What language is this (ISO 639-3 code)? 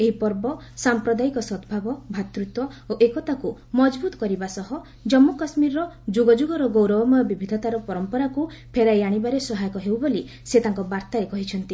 ori